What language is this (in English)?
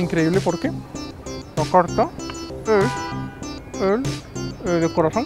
Spanish